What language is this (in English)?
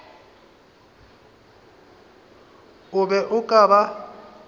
Northern Sotho